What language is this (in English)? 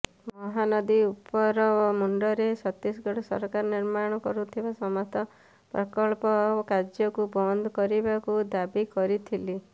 Odia